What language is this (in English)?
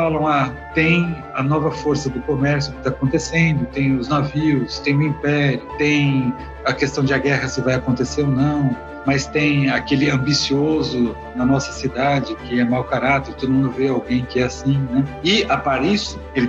Portuguese